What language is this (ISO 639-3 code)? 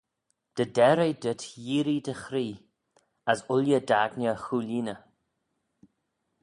glv